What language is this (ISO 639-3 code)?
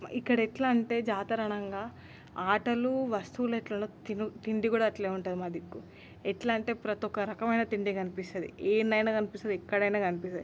tel